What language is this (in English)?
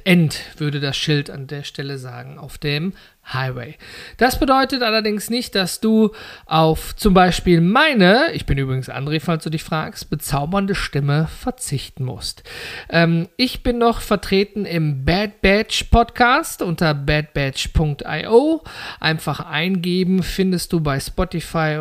German